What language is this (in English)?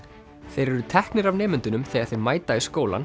Icelandic